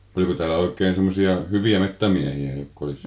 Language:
Finnish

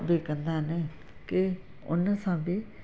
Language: Sindhi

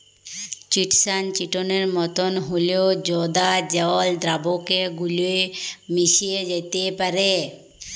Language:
Bangla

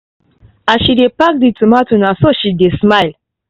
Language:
Nigerian Pidgin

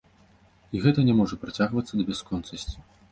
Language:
Belarusian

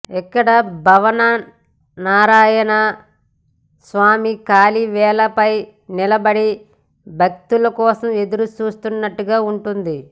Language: Telugu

